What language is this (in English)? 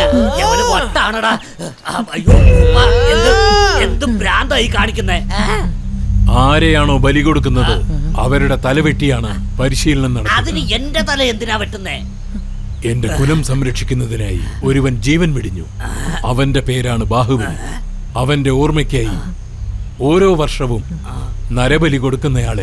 Malayalam